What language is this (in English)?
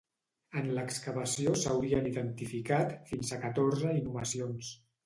Catalan